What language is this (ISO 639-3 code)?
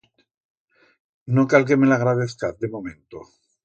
arg